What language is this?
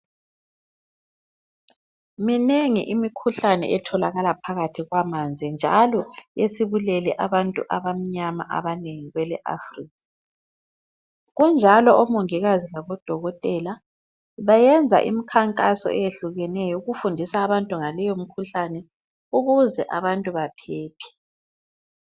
North Ndebele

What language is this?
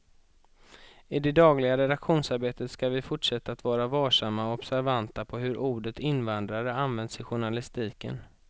Swedish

